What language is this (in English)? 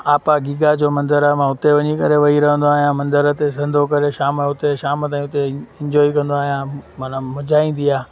Sindhi